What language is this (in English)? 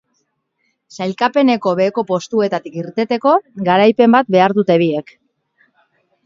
Basque